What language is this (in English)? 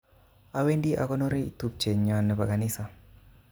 Kalenjin